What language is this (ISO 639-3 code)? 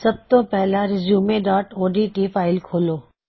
pan